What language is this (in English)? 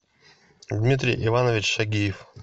Russian